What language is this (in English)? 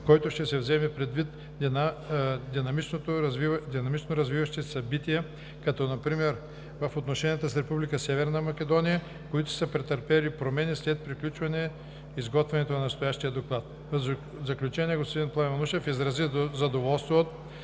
Bulgarian